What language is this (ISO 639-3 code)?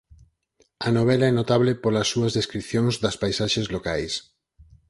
glg